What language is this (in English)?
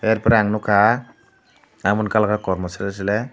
Kok Borok